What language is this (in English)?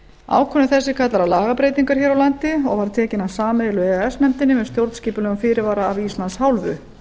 Icelandic